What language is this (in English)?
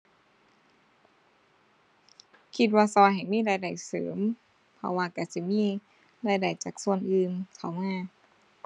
Thai